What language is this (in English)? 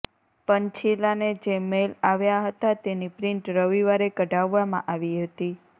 Gujarati